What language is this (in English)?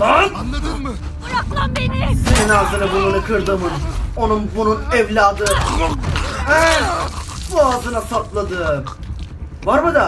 Turkish